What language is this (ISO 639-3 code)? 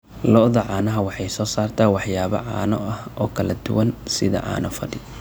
som